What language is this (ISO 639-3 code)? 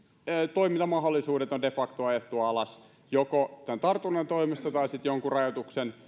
fin